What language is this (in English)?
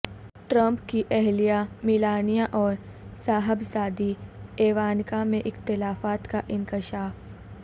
Urdu